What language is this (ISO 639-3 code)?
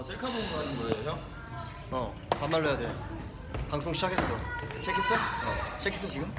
kor